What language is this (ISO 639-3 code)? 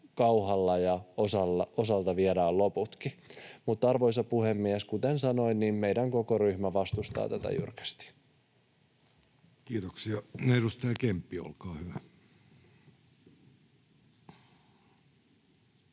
fin